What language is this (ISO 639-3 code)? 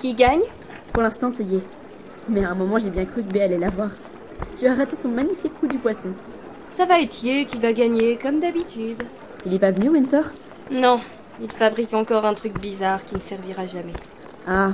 fra